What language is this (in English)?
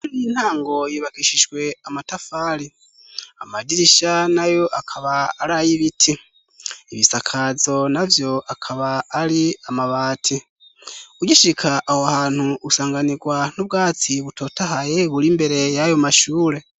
Rundi